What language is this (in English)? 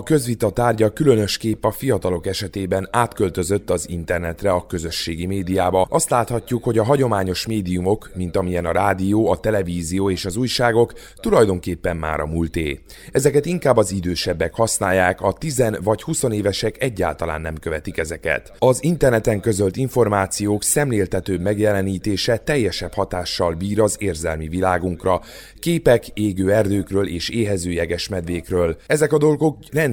Hungarian